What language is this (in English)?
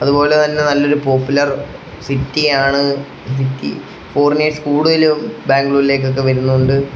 Malayalam